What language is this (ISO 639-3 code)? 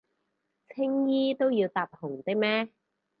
yue